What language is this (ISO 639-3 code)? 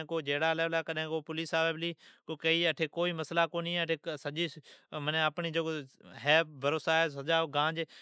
odk